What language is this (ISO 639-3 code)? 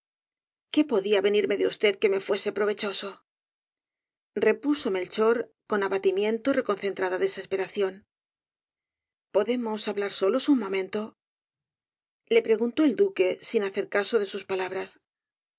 spa